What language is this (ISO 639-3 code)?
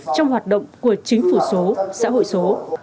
vie